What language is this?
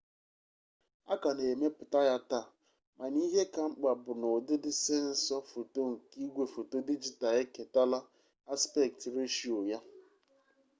Igbo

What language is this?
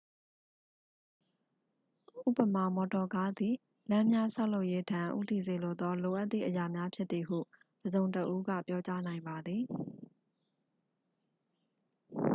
Burmese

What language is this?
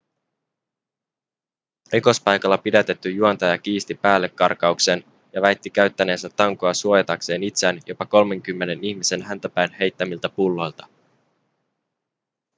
Finnish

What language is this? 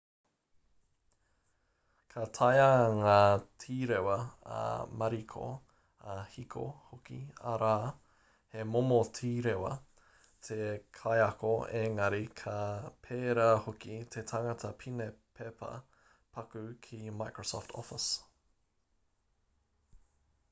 Māori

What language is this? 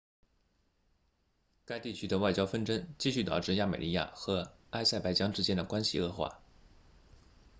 Chinese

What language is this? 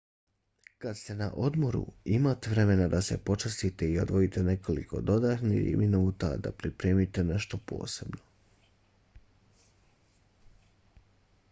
Bosnian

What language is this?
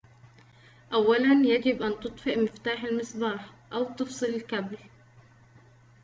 Arabic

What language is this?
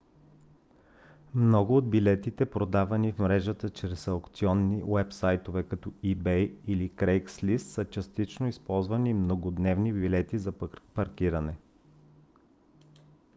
Bulgarian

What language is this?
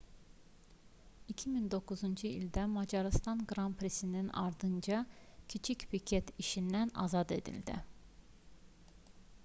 Azerbaijani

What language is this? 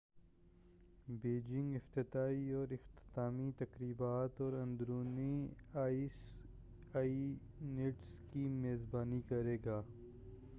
Urdu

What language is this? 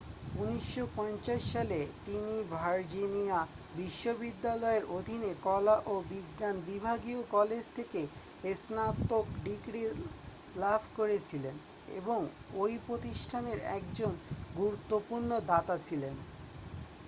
Bangla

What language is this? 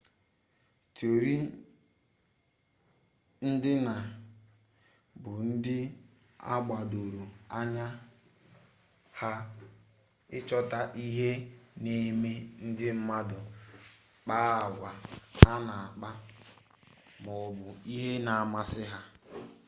Igbo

